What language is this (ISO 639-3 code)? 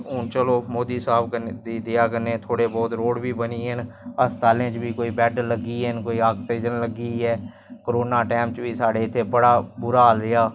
doi